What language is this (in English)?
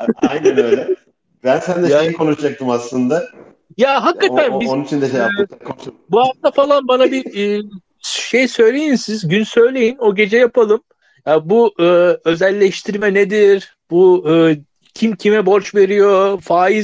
Turkish